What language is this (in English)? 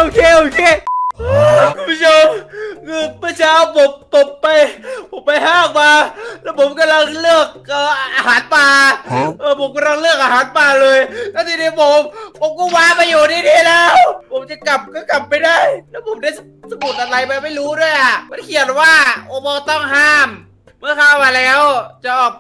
Thai